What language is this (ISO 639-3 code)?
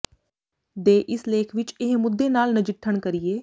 pan